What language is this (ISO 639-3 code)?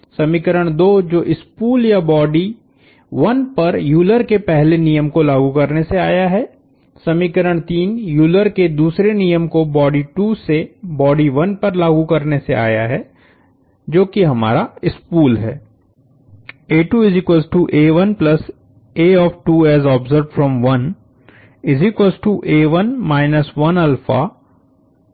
hin